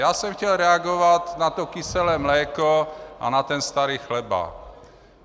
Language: Czech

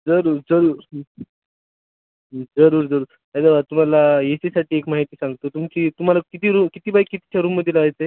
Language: Marathi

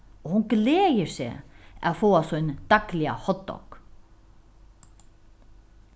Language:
Faroese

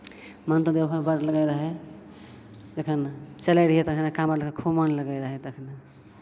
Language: Maithili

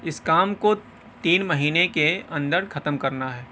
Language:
Urdu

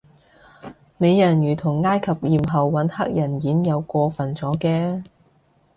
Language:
Cantonese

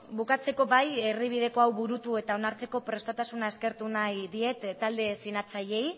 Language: Basque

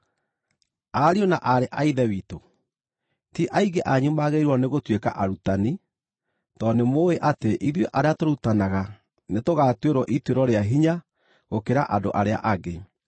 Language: Kikuyu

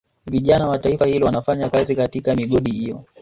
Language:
Swahili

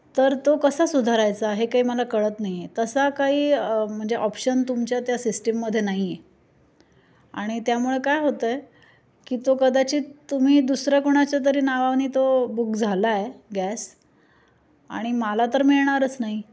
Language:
Marathi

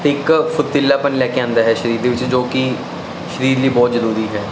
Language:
Punjabi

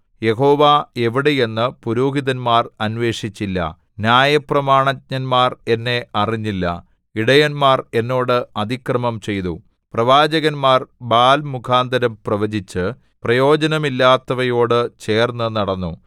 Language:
Malayalam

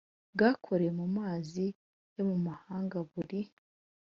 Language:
Kinyarwanda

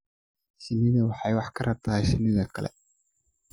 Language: Somali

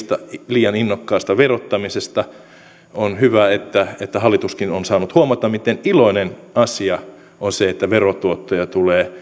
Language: Finnish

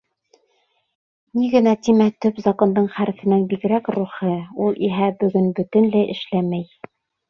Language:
Bashkir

